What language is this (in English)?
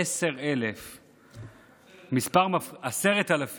Hebrew